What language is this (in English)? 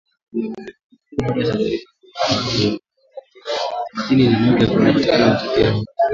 Swahili